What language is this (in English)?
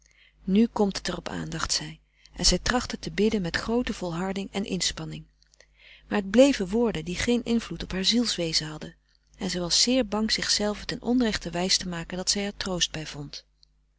Dutch